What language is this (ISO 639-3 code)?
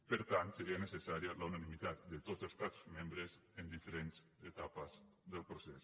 cat